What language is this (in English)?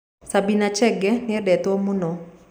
Kikuyu